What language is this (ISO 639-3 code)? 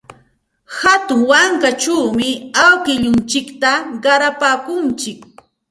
qxt